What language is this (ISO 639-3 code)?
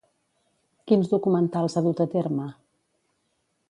cat